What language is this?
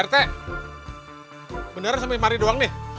Indonesian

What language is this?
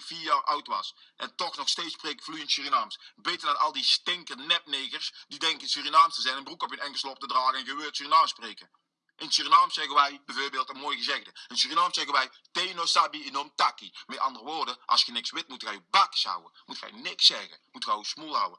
Dutch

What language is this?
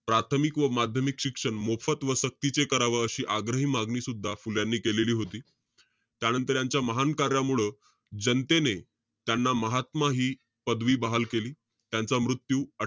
Marathi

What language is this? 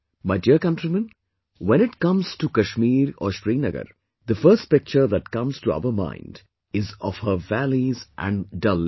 English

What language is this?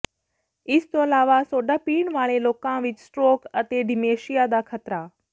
Punjabi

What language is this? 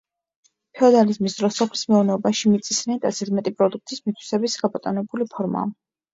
Georgian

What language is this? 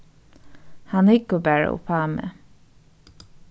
Faroese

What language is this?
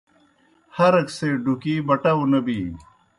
Kohistani Shina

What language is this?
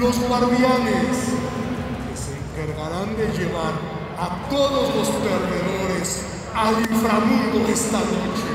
Spanish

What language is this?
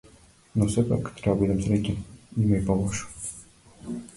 Macedonian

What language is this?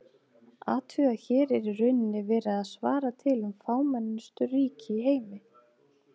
Icelandic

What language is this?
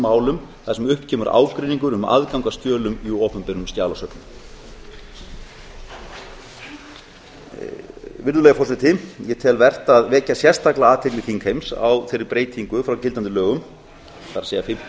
Icelandic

